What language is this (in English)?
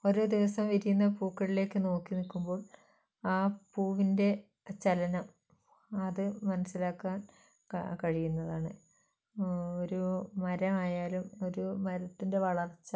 Malayalam